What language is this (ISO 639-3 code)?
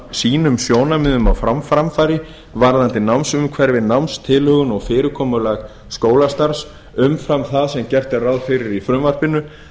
isl